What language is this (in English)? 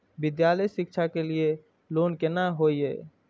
Maithili